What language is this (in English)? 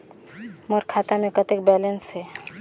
Chhattisgarhi